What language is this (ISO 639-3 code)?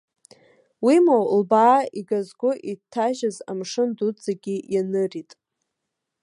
abk